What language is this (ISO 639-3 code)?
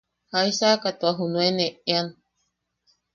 yaq